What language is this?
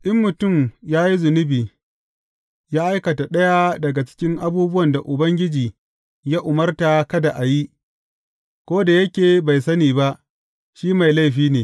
Hausa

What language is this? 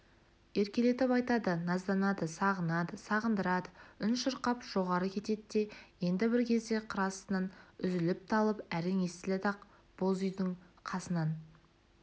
Kazakh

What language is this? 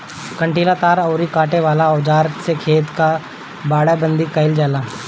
Bhojpuri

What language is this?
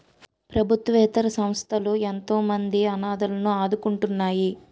Telugu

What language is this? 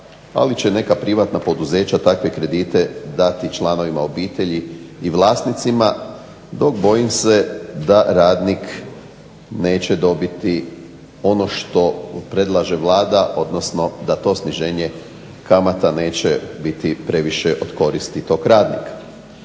Croatian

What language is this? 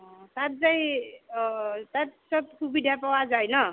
Assamese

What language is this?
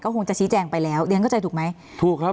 Thai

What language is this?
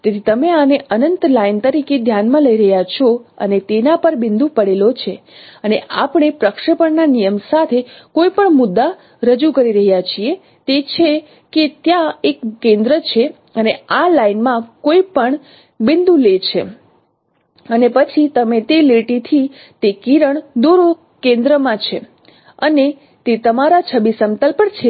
Gujarati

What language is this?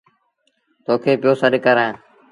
Sindhi Bhil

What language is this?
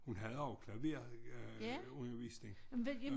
Danish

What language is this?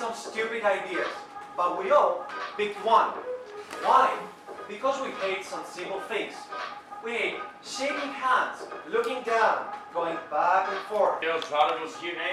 Greek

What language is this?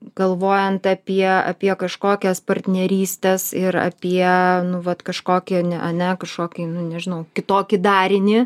Lithuanian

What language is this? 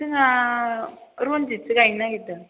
Bodo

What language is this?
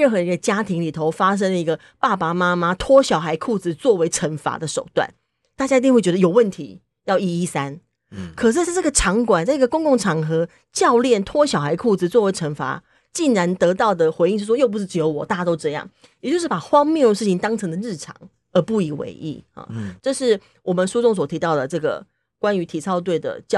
Chinese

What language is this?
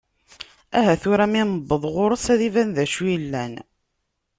Kabyle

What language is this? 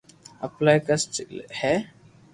Loarki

